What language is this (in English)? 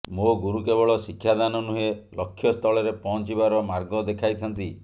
Odia